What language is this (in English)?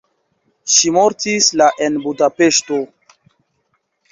Esperanto